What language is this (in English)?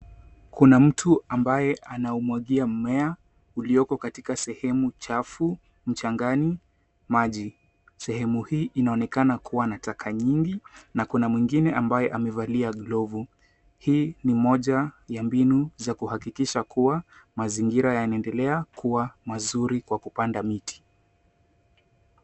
Swahili